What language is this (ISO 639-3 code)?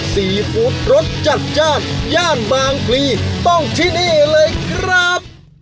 tha